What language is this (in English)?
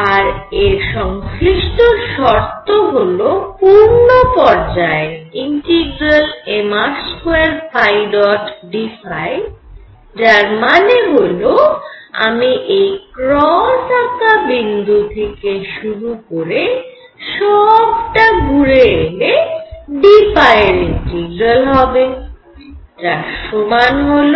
Bangla